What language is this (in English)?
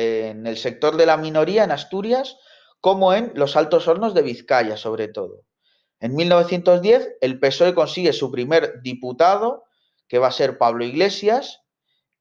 Spanish